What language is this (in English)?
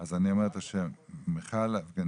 Hebrew